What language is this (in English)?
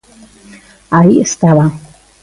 Galician